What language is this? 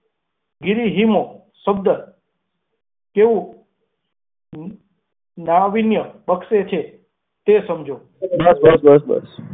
Gujarati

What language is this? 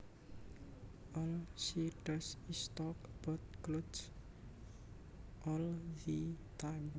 Javanese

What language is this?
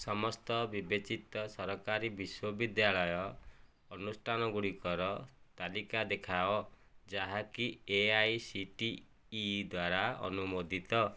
Odia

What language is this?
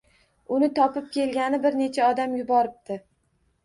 Uzbek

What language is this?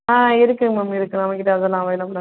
Tamil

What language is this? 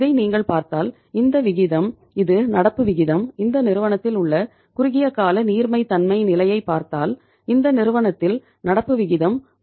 Tamil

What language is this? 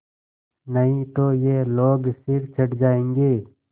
Hindi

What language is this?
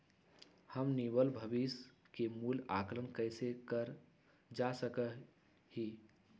Magahi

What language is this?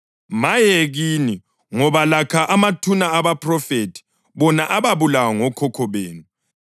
North Ndebele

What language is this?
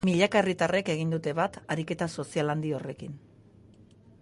Basque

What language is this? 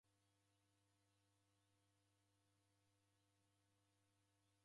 Taita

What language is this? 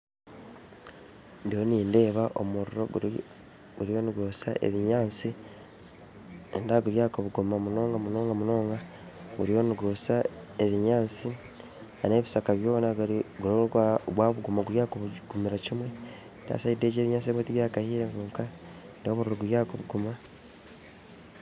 Nyankole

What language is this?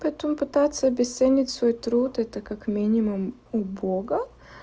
Russian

